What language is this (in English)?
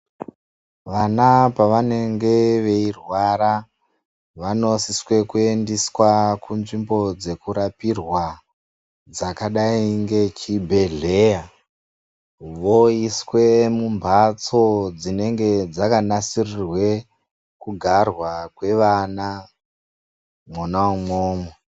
Ndau